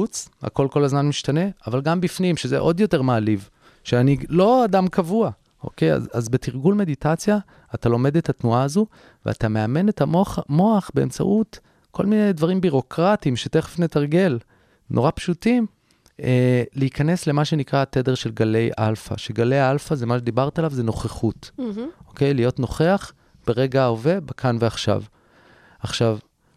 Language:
Hebrew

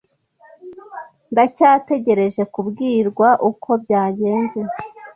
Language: Kinyarwanda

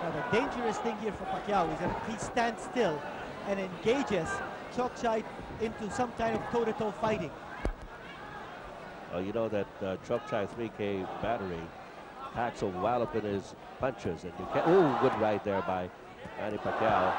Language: English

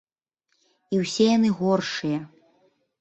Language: Belarusian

